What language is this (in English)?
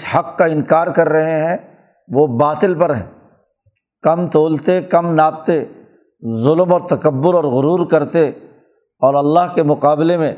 Urdu